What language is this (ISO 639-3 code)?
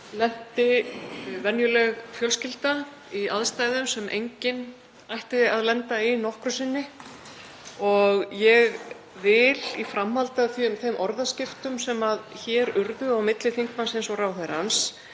isl